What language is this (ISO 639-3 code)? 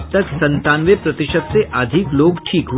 hin